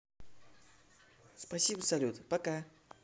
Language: Russian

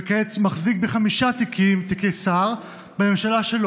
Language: Hebrew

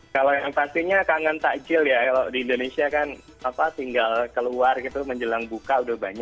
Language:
Indonesian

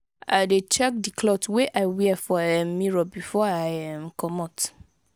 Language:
Nigerian Pidgin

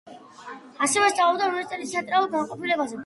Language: Georgian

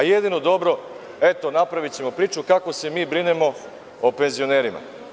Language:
Serbian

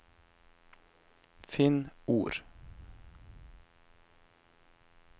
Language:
Norwegian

